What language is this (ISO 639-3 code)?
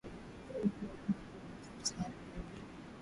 swa